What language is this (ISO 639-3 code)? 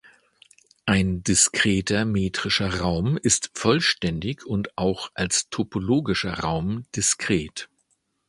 deu